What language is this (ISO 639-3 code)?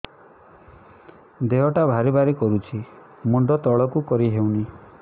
ori